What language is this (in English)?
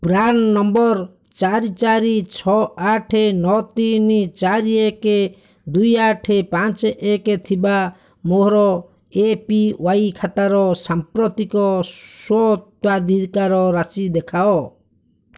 Odia